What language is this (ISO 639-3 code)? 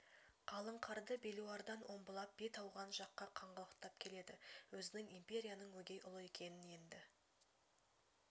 kaz